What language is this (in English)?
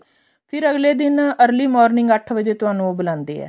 Punjabi